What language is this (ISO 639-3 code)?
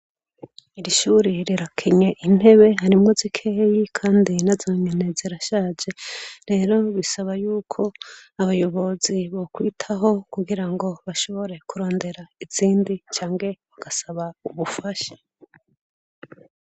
run